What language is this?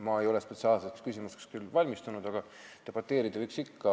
Estonian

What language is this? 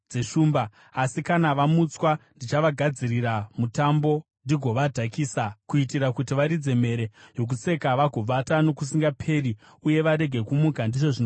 Shona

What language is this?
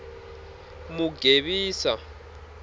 Tsonga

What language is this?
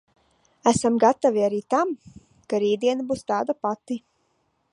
Latvian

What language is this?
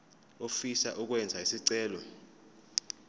Zulu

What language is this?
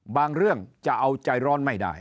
Thai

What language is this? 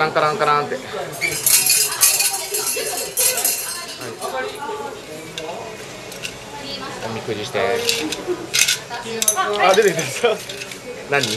Japanese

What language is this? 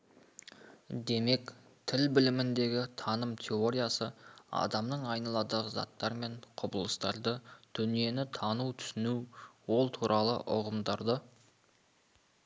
Kazakh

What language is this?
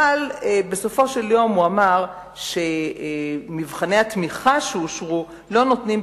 Hebrew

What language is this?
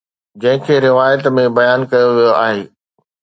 Sindhi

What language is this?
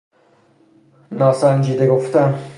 Persian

